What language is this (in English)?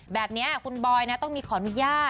Thai